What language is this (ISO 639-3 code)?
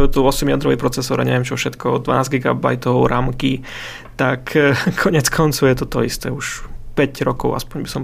slk